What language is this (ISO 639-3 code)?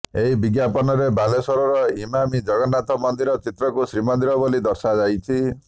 ori